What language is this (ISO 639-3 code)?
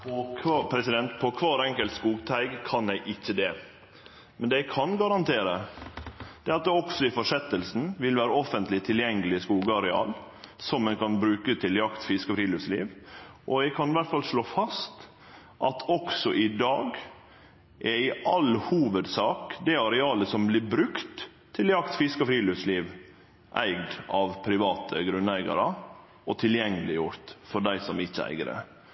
nor